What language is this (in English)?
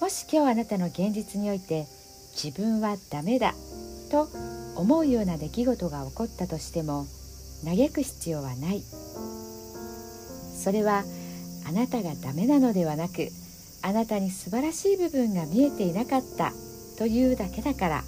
Japanese